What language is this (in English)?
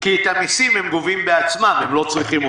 Hebrew